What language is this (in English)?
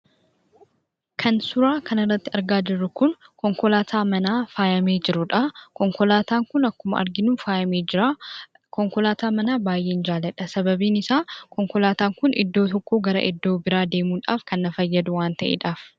Oromo